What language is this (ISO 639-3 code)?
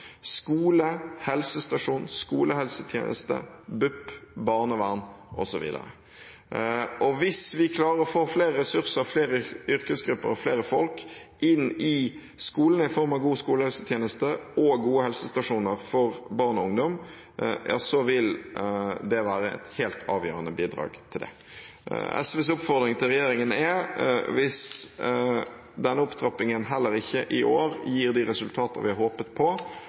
nob